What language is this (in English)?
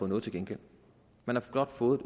Danish